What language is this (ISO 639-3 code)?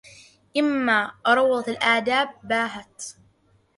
ara